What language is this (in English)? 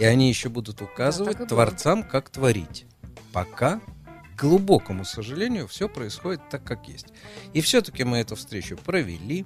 Russian